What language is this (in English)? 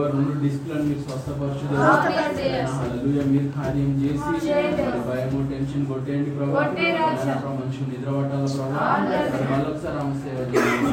Telugu